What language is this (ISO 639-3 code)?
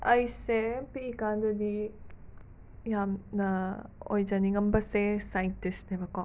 mni